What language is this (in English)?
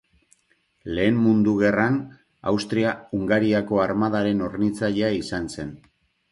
Basque